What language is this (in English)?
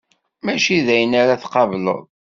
Kabyle